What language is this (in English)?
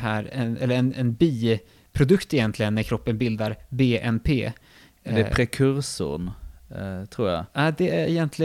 Swedish